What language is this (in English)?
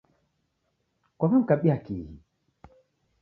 Taita